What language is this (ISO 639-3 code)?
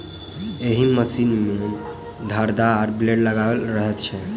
mai